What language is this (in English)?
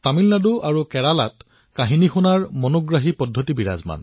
Assamese